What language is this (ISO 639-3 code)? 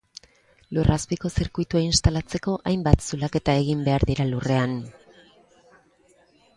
eus